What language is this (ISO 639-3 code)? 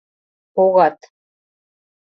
chm